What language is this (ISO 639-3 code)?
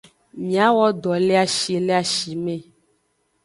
ajg